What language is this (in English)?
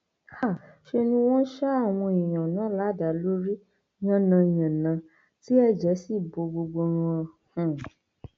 Yoruba